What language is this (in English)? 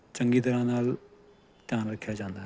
Punjabi